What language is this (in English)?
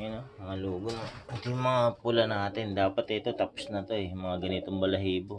Filipino